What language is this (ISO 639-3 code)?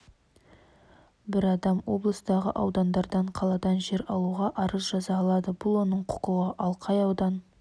kaz